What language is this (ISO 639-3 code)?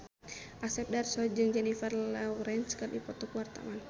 sun